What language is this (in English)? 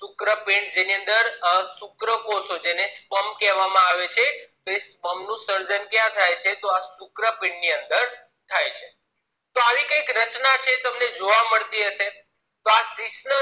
Gujarati